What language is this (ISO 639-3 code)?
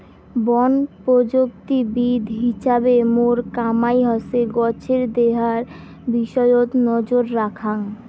ben